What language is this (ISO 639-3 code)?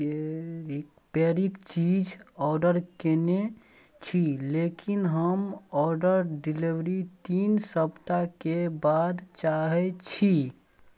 mai